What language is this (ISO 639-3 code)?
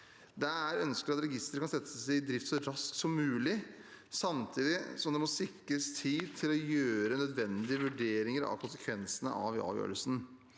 nor